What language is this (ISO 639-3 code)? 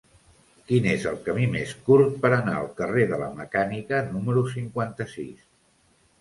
cat